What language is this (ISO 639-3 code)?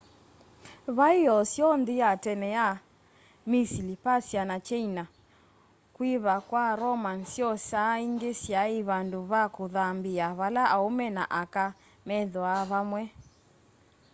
kam